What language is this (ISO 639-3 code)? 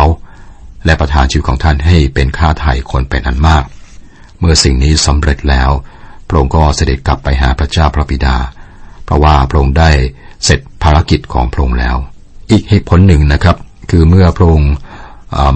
tha